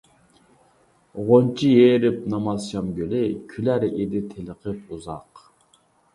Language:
Uyghur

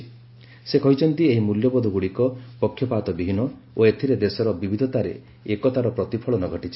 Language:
Odia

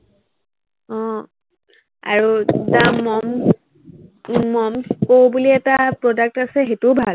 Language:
Assamese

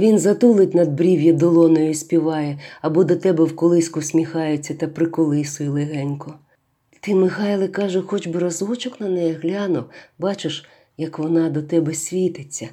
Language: Ukrainian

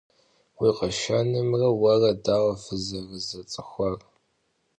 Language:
Kabardian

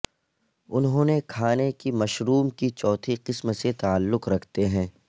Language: Urdu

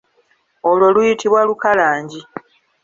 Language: Ganda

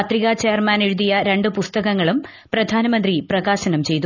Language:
Malayalam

